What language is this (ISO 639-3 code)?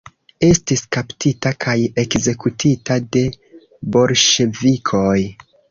epo